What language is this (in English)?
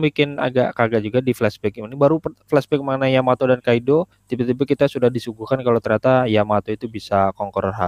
Indonesian